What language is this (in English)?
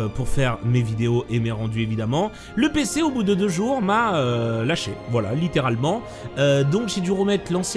French